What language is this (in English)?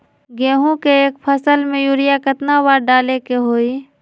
Magahi